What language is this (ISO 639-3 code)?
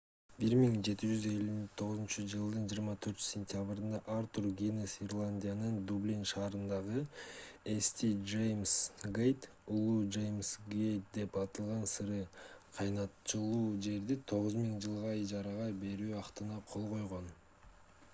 kir